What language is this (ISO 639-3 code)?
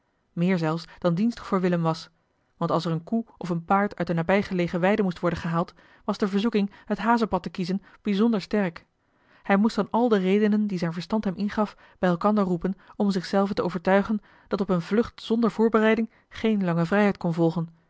nld